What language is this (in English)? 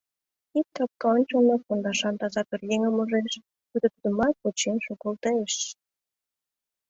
Mari